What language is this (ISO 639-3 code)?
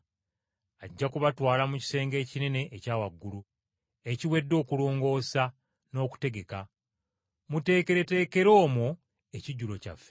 lug